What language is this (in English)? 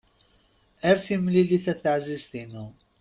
Kabyle